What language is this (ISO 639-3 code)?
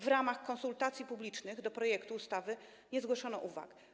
pol